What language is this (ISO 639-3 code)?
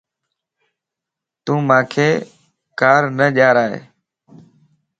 lss